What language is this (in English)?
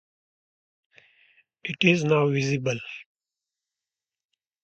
English